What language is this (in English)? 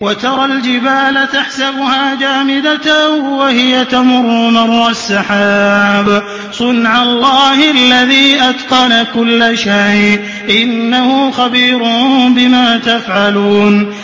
Arabic